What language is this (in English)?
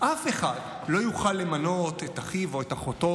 Hebrew